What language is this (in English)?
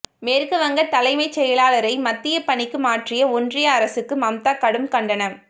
Tamil